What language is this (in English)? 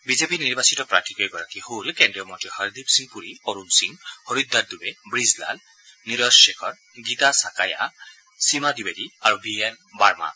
Assamese